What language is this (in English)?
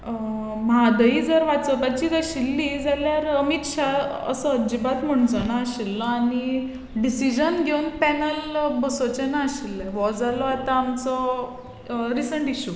Konkani